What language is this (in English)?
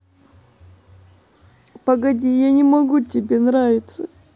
Russian